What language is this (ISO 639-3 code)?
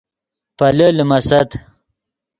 ydg